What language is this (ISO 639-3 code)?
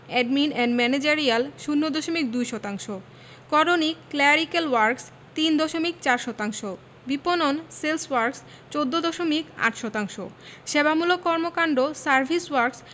ben